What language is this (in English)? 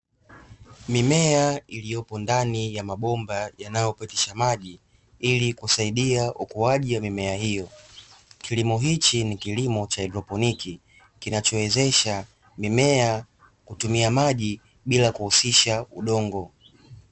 Swahili